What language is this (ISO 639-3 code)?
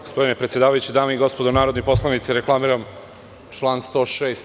srp